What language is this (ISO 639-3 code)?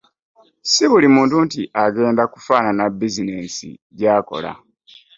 lug